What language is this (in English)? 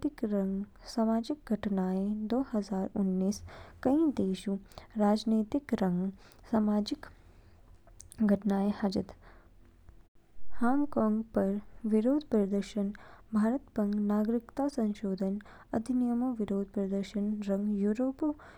Kinnauri